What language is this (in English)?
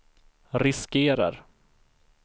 Swedish